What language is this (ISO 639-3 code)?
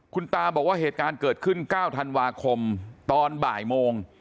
tha